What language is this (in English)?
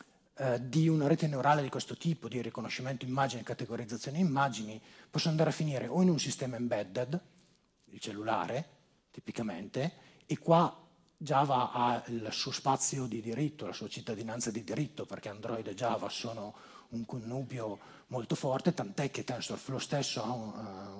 Italian